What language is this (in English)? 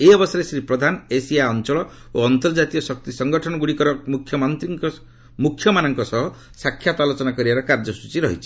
Odia